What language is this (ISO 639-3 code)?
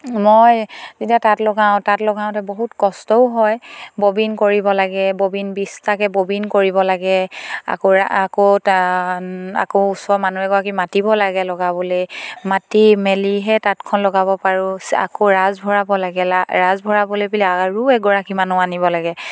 asm